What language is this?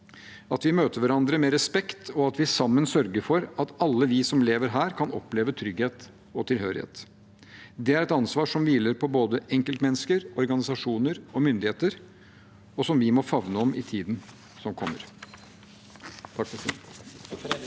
Norwegian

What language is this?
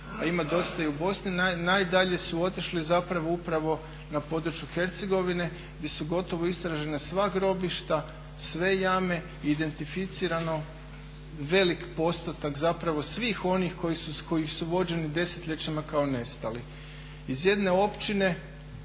Croatian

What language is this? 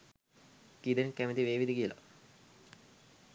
Sinhala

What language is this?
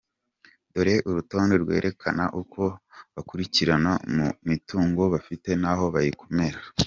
Kinyarwanda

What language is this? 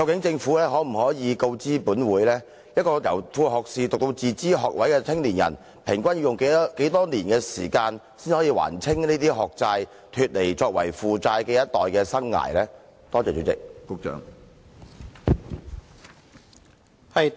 Cantonese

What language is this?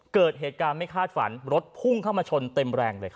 Thai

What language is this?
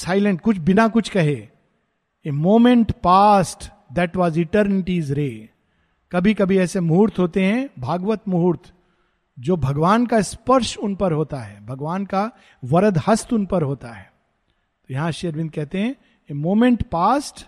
Hindi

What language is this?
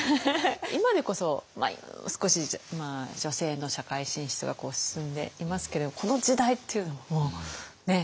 Japanese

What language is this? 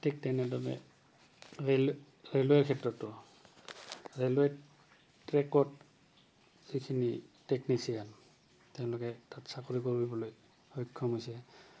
Assamese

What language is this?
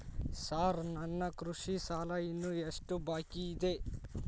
Kannada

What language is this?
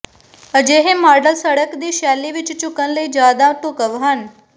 Punjabi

